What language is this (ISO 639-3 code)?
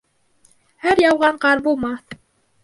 bak